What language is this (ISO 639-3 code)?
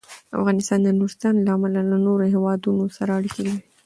pus